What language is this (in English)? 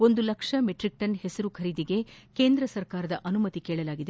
Kannada